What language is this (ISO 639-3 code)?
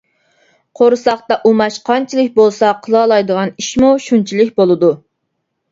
uig